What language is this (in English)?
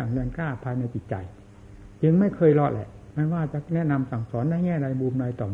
Thai